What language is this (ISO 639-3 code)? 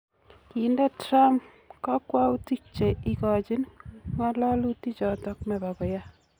kln